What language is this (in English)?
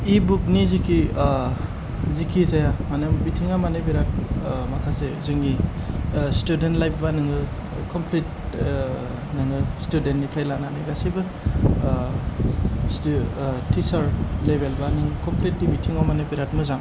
Bodo